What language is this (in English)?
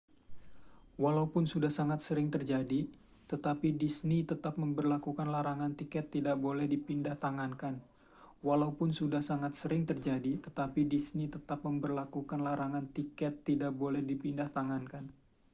Indonesian